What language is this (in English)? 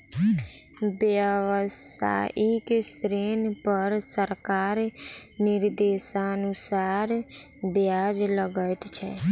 Maithili